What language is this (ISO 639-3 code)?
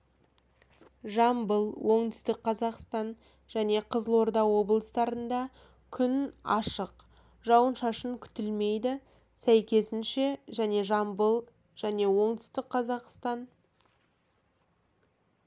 kaz